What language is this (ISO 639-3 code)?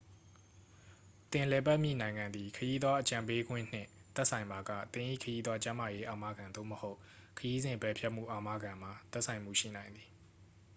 mya